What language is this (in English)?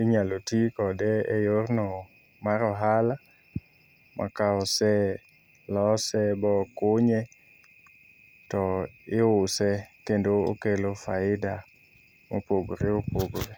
Luo (Kenya and Tanzania)